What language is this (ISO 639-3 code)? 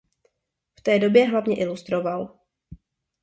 ces